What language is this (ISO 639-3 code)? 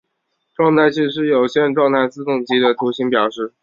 zho